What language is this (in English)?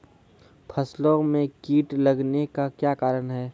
Maithili